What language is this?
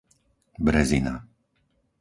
Slovak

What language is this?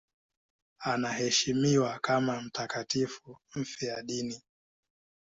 Swahili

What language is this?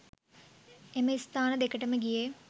Sinhala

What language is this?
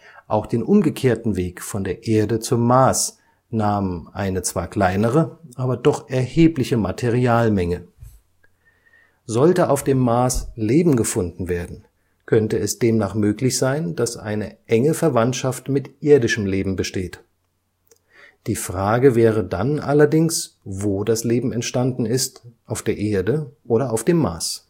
German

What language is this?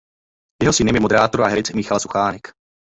Czech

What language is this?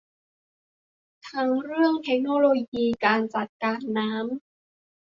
Thai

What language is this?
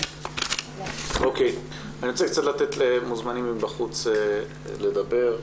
Hebrew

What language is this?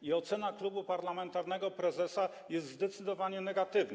Polish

